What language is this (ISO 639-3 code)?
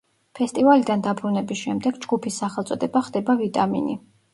kat